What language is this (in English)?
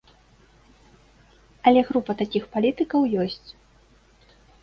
Belarusian